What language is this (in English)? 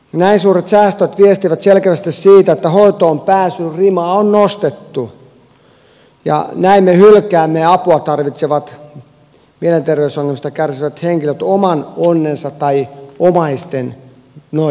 Finnish